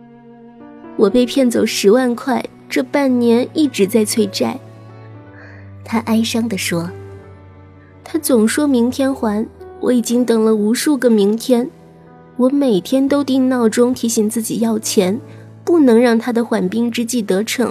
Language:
Chinese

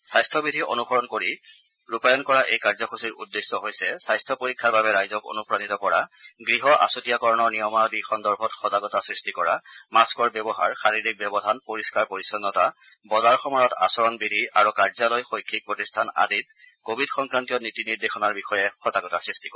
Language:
Assamese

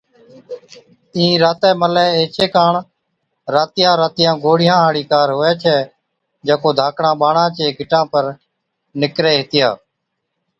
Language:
Od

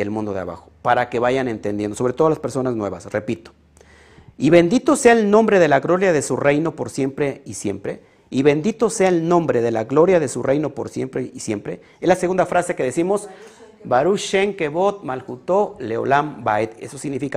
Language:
Spanish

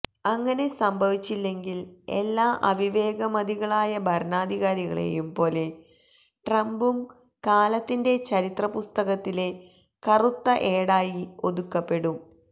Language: Malayalam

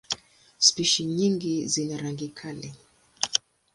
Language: Swahili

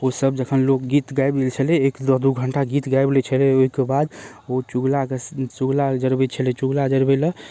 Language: Maithili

